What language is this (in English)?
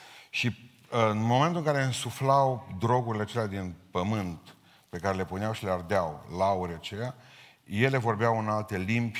Romanian